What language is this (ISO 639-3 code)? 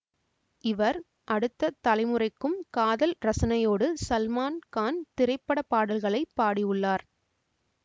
tam